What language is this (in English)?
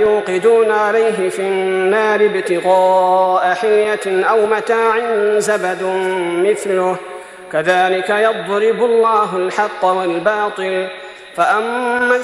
Arabic